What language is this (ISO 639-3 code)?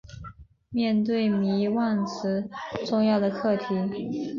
zho